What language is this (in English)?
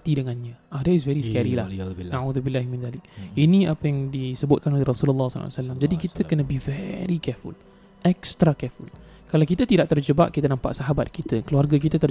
Malay